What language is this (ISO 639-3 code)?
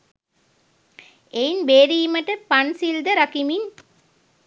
sin